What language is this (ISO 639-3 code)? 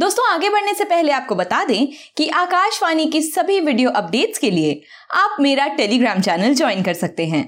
hin